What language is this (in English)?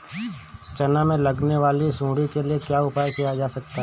Hindi